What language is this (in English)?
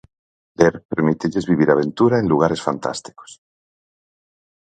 Galician